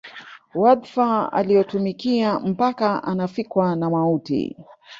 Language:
Swahili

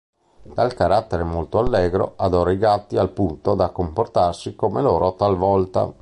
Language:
Italian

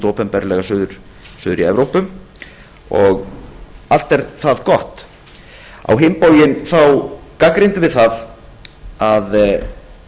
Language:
Icelandic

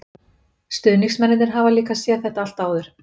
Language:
Icelandic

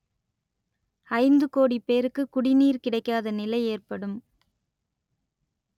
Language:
Tamil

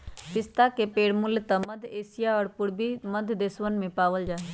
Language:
Magahi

